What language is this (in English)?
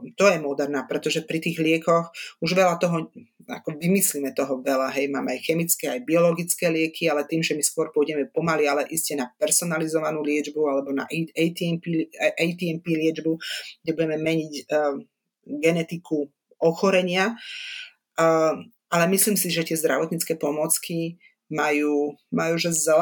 Slovak